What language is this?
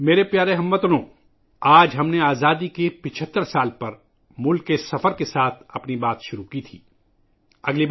Urdu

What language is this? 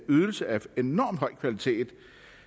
Danish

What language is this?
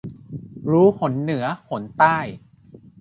Thai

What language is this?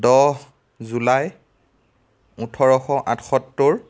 Assamese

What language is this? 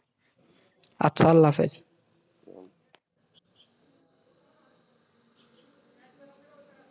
Bangla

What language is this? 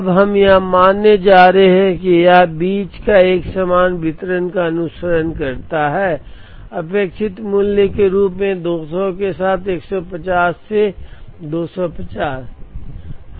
Hindi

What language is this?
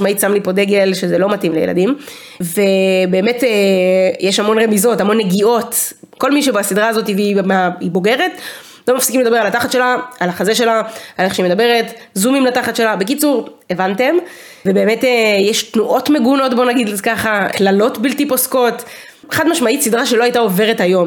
Hebrew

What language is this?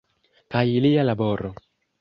Esperanto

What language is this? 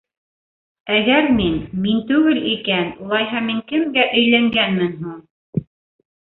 Bashkir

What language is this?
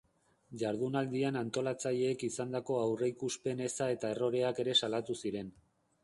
Basque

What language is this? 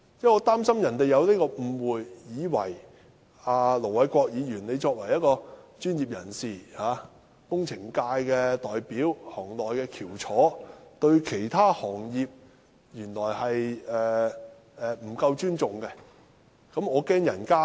Cantonese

